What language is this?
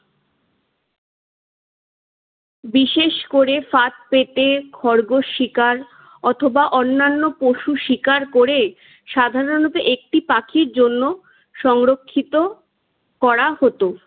Bangla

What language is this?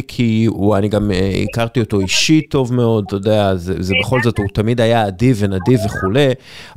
Hebrew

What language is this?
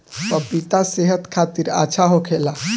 Bhojpuri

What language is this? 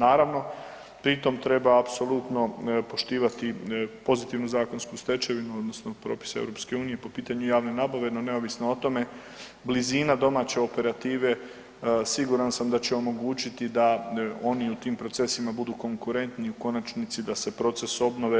Croatian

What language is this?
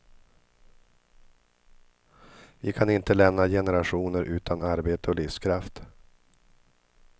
Swedish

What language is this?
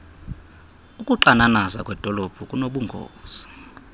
Xhosa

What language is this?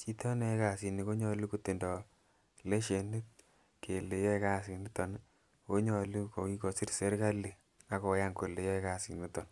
Kalenjin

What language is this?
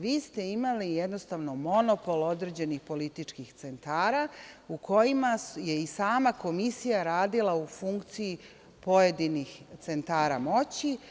Serbian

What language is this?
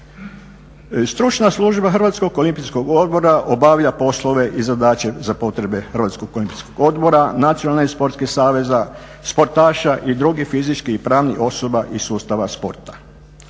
Croatian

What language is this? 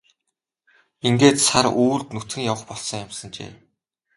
Mongolian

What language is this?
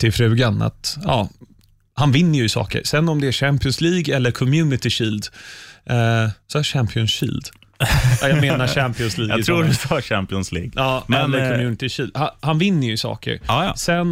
Swedish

